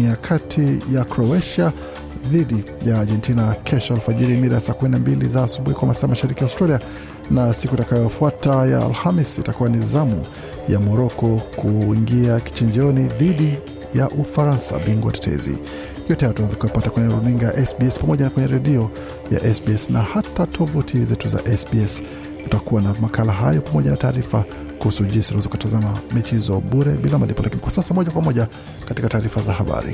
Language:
Swahili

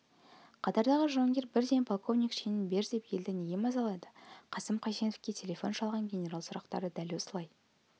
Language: Kazakh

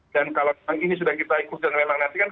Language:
Indonesian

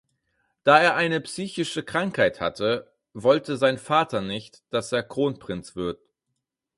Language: German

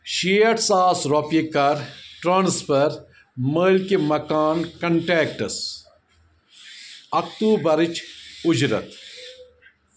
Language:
Kashmiri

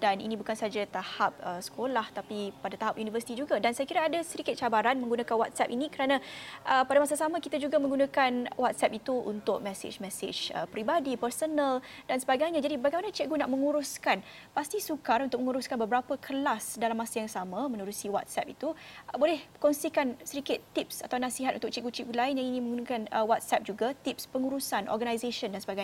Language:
Malay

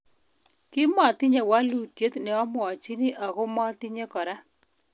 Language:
Kalenjin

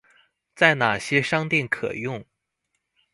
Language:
Chinese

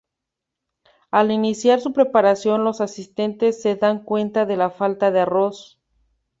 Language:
Spanish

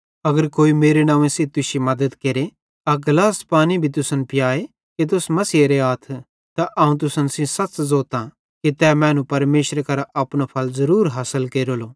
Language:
Bhadrawahi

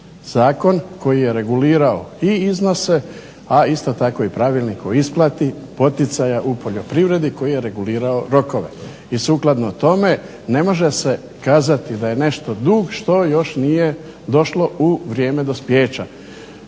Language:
Croatian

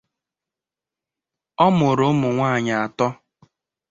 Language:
Igbo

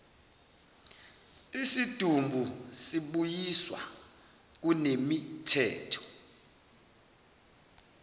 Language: Zulu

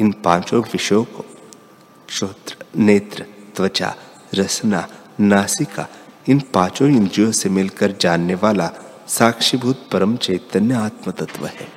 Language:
Hindi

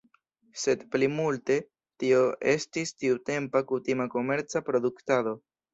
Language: Esperanto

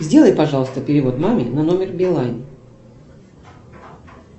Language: Russian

